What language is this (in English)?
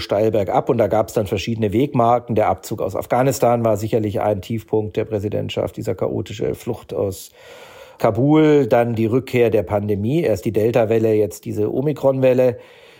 German